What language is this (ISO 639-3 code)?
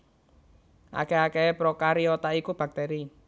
jav